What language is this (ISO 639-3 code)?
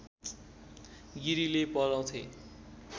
nep